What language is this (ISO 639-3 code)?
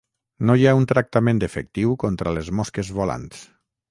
cat